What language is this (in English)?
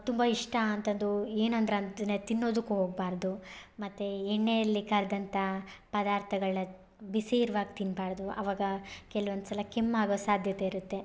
Kannada